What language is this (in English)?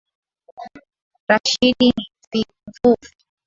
Swahili